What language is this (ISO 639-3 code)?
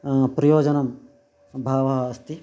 san